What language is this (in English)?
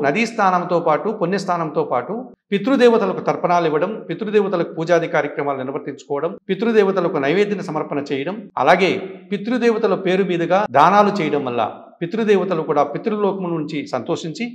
Telugu